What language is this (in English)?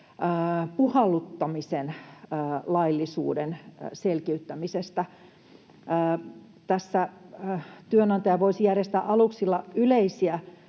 Finnish